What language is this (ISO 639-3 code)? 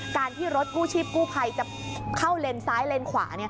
tha